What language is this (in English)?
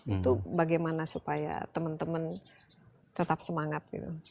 Indonesian